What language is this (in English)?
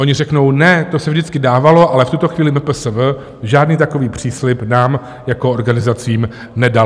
Czech